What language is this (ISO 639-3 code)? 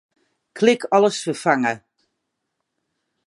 fry